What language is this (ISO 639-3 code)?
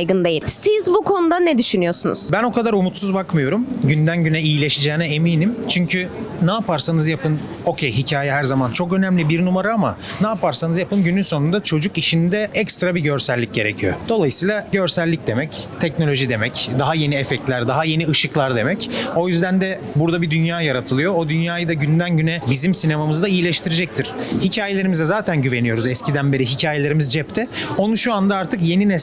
tur